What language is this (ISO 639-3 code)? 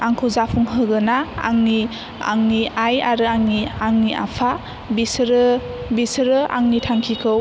brx